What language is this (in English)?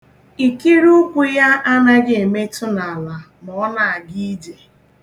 Igbo